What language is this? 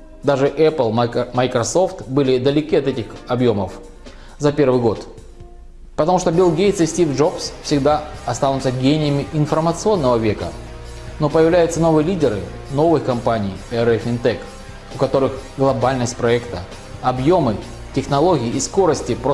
Russian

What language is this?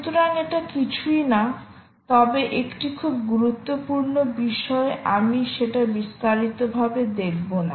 Bangla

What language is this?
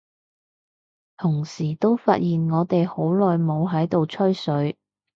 Cantonese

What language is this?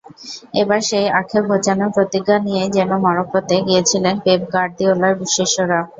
Bangla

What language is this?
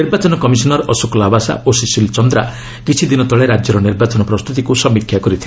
Odia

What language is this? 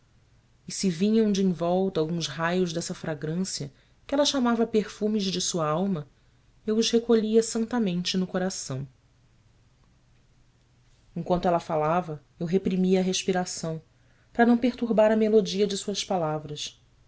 Portuguese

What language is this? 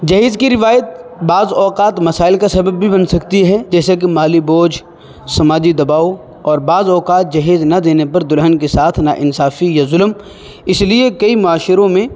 Urdu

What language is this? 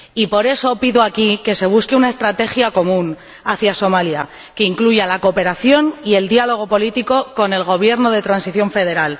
Spanish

